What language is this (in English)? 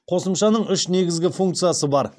Kazakh